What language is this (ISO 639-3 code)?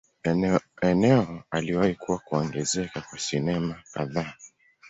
swa